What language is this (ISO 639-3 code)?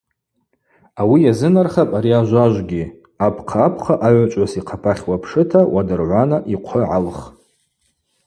abq